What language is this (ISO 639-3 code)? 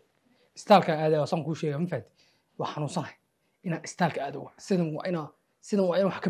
ara